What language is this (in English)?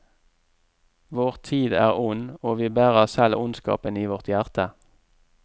Norwegian